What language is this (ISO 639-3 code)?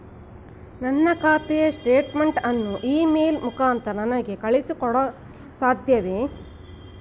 kan